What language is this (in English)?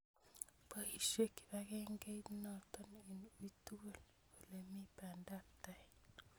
Kalenjin